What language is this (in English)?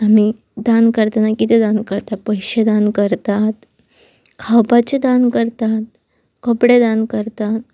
Konkani